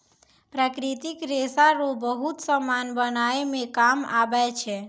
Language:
Maithili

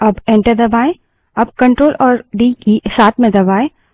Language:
Hindi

